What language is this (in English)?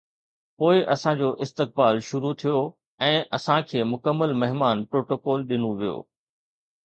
Sindhi